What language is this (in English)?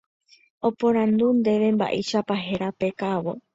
Guarani